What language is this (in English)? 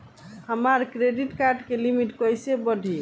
Bhojpuri